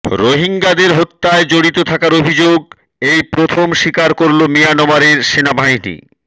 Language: Bangla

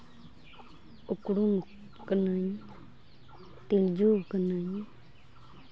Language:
Santali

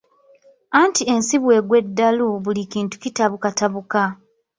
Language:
Ganda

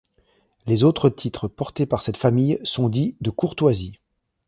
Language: French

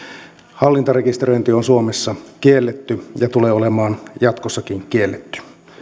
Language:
Finnish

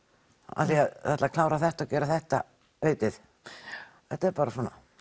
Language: Icelandic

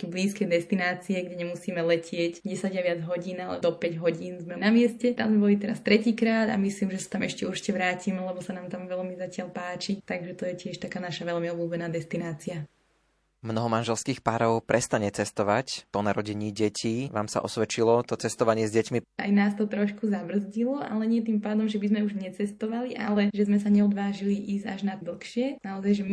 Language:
Slovak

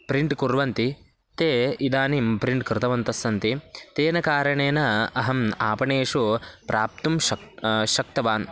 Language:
Sanskrit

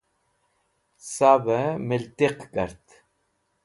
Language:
Wakhi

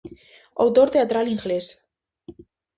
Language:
Galician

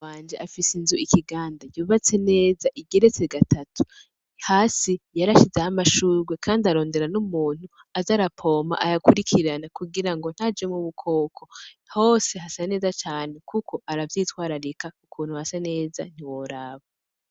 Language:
Rundi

